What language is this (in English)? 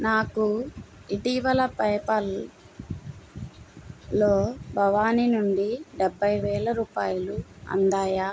Telugu